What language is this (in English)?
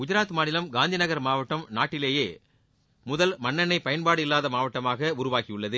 Tamil